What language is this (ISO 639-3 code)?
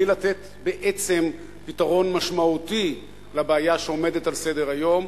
heb